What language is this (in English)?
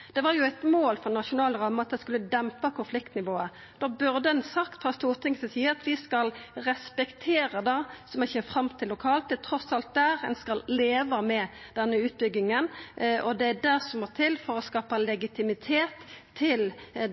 Norwegian Nynorsk